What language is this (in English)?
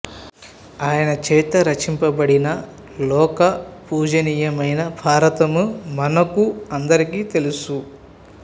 Telugu